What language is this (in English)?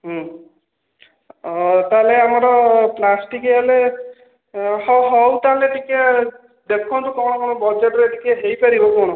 Odia